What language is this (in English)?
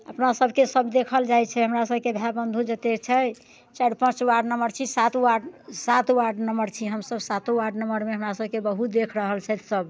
Maithili